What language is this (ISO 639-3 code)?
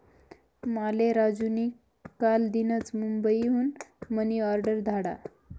mar